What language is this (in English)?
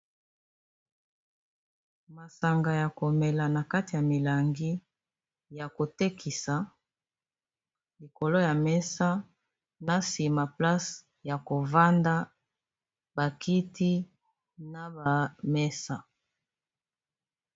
Lingala